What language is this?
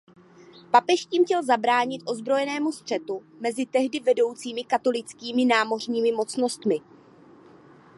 Czech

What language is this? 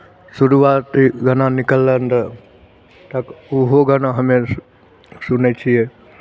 Maithili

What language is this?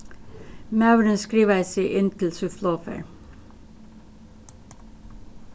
Faroese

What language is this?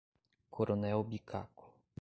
Portuguese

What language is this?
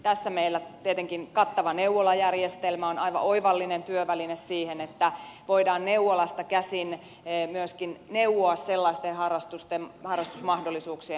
Finnish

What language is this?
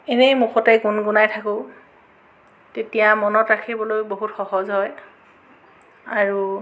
Assamese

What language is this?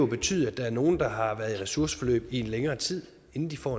Danish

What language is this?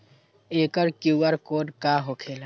Magahi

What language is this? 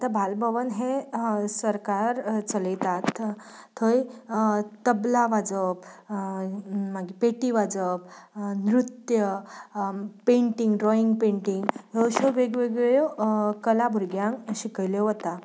Konkani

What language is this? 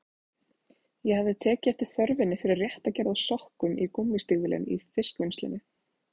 Icelandic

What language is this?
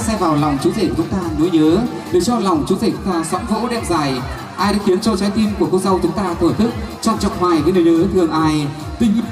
Vietnamese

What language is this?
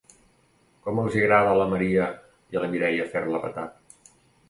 Catalan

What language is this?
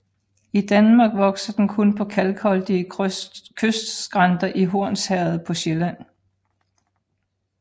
Danish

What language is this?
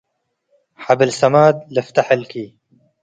Tigre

